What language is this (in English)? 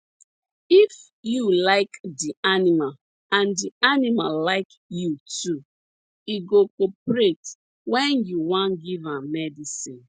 Nigerian Pidgin